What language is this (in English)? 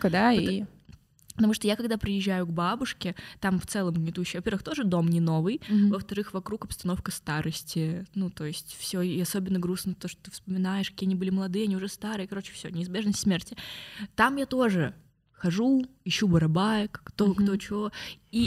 Russian